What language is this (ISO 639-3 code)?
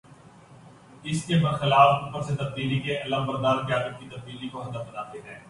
urd